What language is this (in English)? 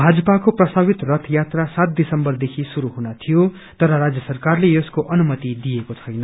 Nepali